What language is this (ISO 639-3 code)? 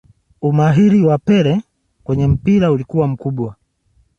swa